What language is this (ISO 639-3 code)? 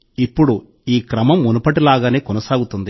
tel